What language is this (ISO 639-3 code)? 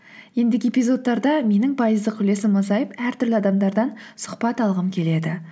kaz